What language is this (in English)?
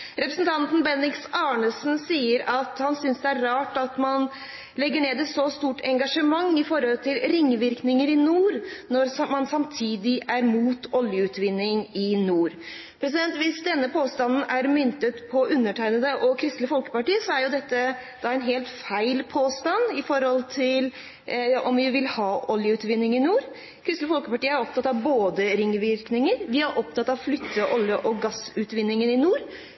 Norwegian Bokmål